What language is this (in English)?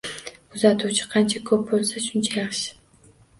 Uzbek